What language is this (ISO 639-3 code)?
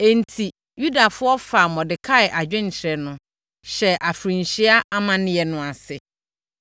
aka